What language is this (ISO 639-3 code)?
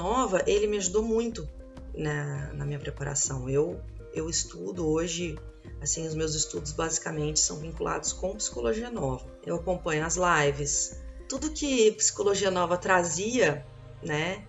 por